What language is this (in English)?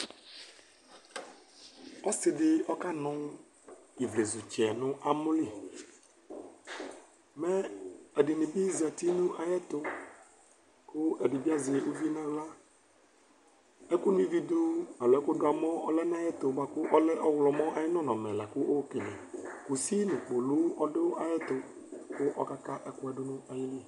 Ikposo